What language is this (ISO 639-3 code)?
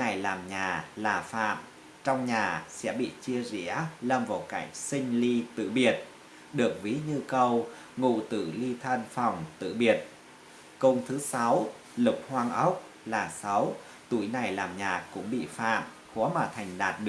vie